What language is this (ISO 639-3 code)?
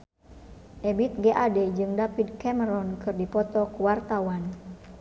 sun